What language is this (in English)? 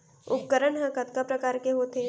Chhattisgarhi